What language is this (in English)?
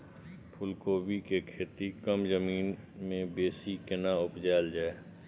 Maithili